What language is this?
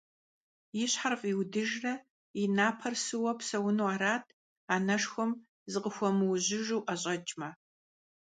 Kabardian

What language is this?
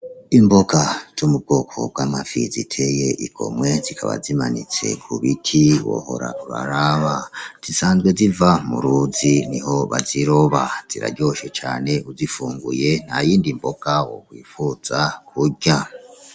Rundi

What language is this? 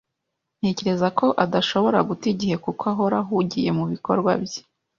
Kinyarwanda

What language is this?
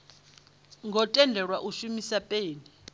Venda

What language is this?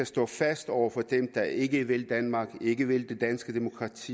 Danish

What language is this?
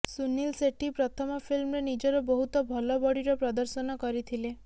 Odia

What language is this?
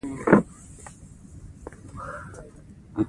Pashto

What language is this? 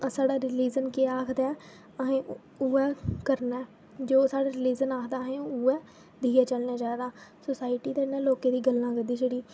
Dogri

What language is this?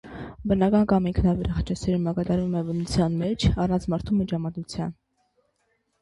Armenian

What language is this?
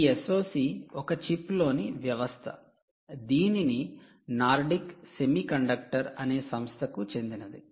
Telugu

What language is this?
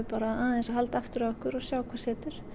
Icelandic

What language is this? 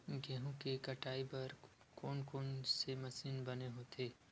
Chhattisgarhi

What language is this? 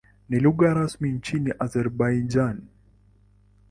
Swahili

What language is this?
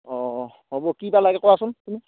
Assamese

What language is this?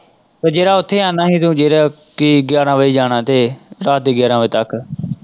Punjabi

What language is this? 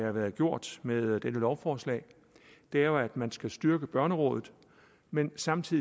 Danish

